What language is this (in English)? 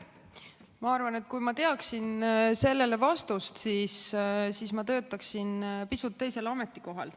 Estonian